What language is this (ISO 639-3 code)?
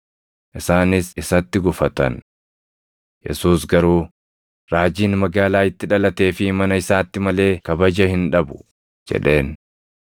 orm